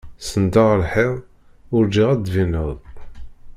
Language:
Kabyle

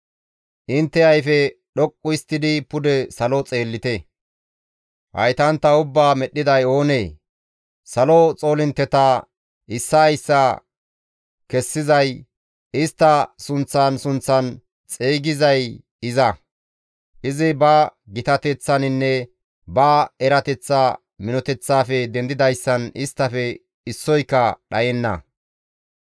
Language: Gamo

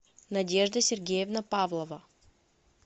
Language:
Russian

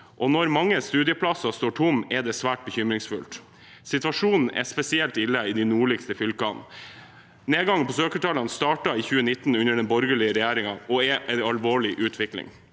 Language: Norwegian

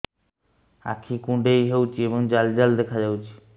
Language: Odia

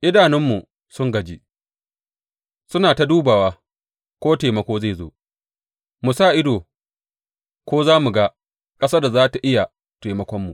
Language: Hausa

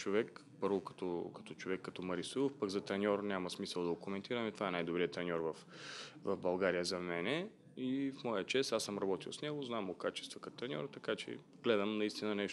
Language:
Bulgarian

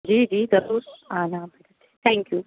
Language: Urdu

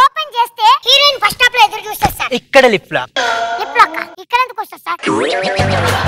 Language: Telugu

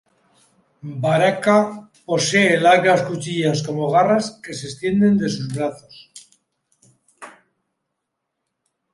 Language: Spanish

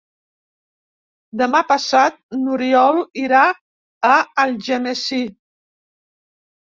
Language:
Catalan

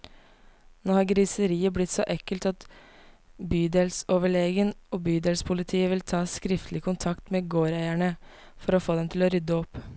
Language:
Norwegian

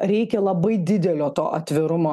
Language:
Lithuanian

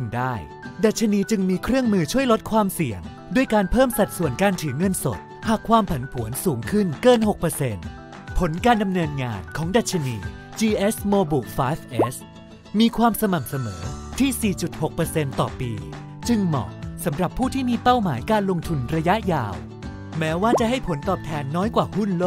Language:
Thai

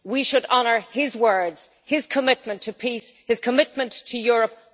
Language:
English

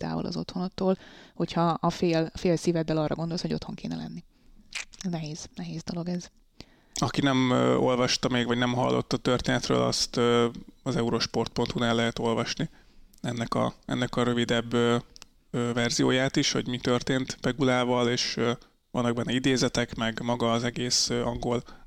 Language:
Hungarian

